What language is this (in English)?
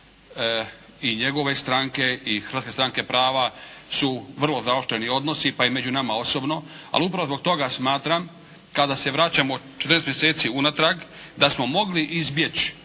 Croatian